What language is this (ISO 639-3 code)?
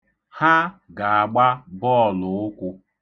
ibo